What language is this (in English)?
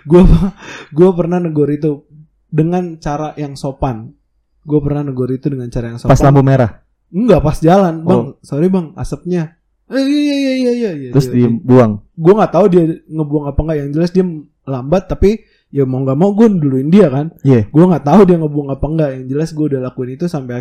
Indonesian